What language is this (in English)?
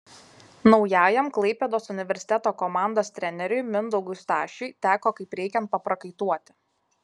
Lithuanian